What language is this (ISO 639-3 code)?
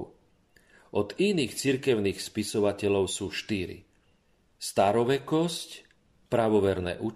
slk